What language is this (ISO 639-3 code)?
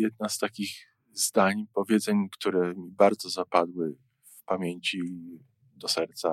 pol